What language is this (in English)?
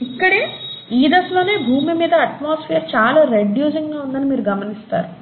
Telugu